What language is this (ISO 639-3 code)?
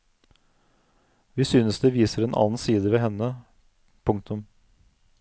nor